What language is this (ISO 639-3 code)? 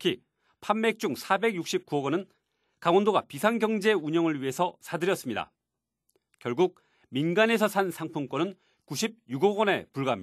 kor